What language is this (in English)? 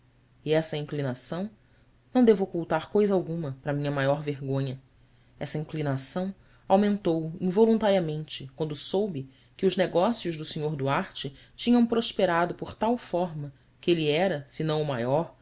Portuguese